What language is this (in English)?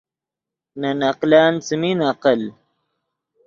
Yidgha